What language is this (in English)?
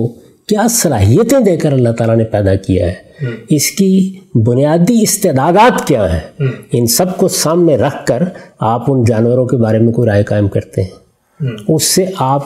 Urdu